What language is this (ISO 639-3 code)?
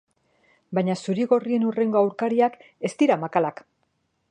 eus